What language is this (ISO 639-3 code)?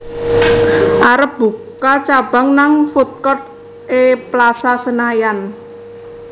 jav